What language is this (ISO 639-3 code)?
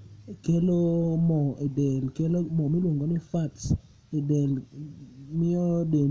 luo